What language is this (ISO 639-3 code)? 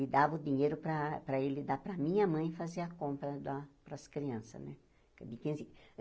por